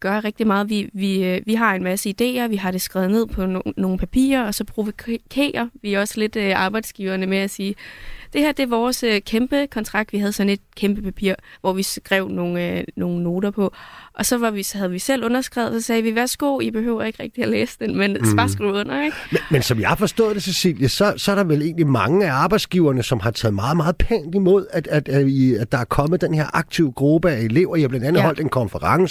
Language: Danish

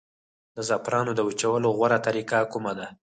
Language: Pashto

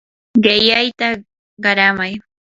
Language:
Yanahuanca Pasco Quechua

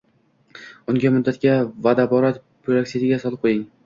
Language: Uzbek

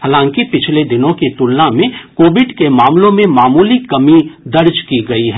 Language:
Hindi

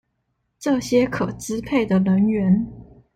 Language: Chinese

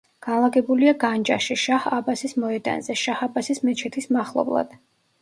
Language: Georgian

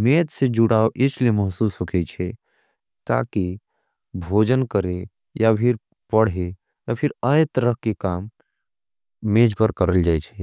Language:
Angika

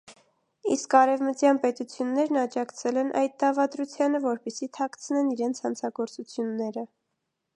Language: Armenian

